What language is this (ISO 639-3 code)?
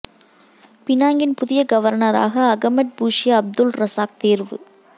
tam